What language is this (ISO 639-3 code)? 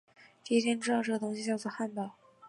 zho